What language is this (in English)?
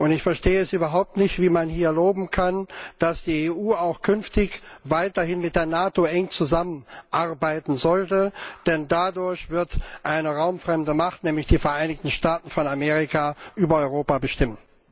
German